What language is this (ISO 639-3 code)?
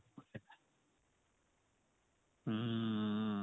pan